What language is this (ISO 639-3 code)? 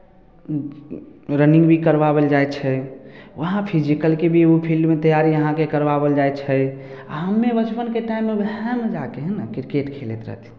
mai